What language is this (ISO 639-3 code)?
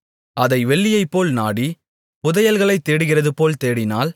tam